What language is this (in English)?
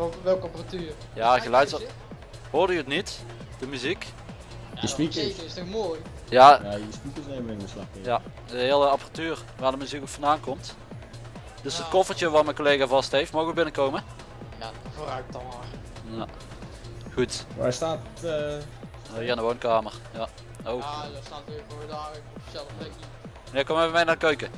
Dutch